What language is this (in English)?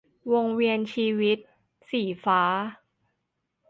Thai